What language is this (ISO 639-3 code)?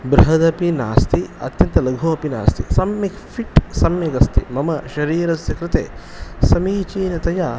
san